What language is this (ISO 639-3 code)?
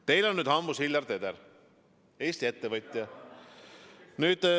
est